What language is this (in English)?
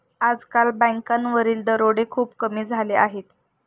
Marathi